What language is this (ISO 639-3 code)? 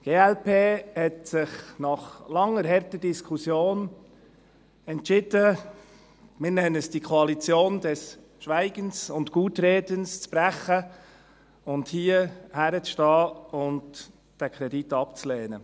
gsw